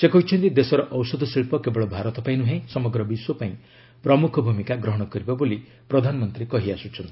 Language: Odia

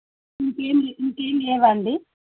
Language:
Telugu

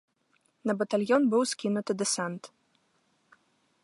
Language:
Belarusian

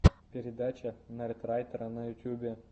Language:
Russian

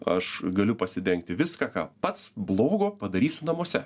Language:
Lithuanian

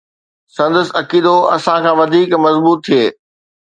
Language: Sindhi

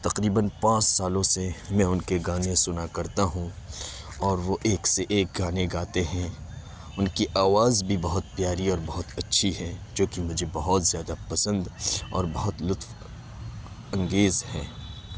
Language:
Urdu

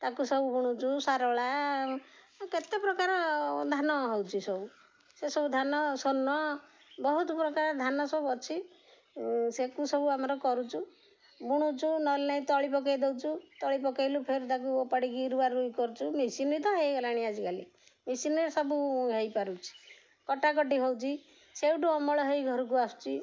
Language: Odia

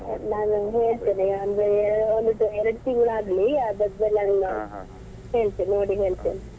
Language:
Kannada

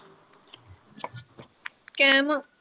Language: Punjabi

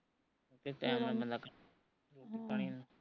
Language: Punjabi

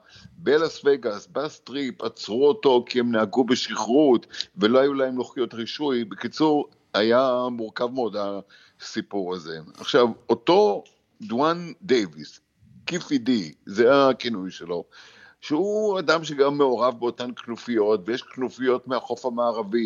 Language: Hebrew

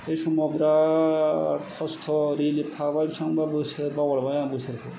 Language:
Bodo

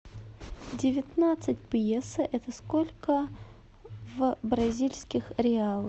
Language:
Russian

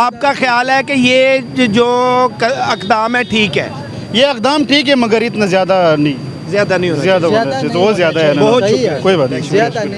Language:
Urdu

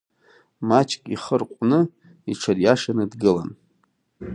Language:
Abkhazian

